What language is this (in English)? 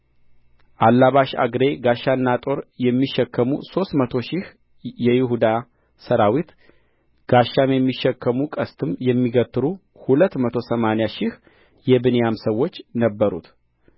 Amharic